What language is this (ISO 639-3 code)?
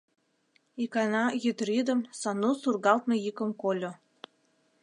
chm